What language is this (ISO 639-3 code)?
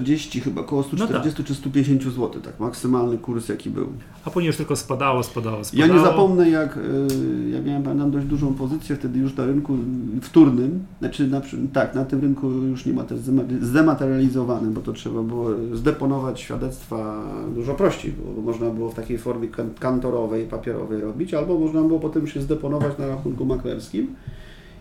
pol